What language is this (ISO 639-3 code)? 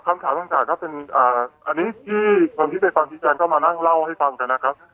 tha